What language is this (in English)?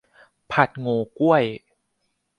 Thai